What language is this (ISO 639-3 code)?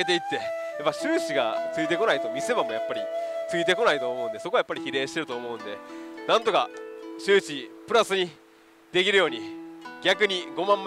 jpn